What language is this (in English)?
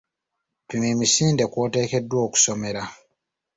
Ganda